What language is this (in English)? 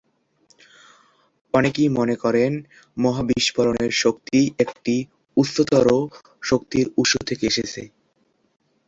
Bangla